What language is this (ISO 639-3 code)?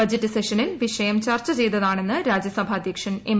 mal